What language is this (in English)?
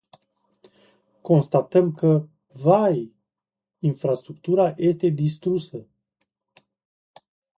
Romanian